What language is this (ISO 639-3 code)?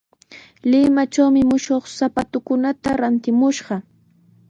qws